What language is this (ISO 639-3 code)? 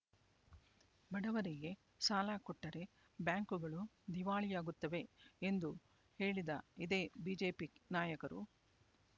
kan